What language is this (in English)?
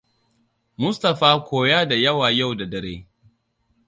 Hausa